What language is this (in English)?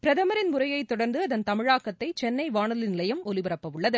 Tamil